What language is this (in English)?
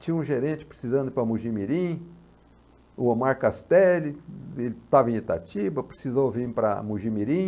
Portuguese